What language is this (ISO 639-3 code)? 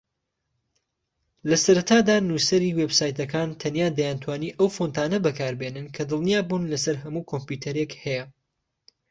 ckb